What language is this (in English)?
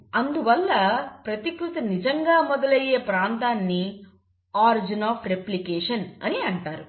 Telugu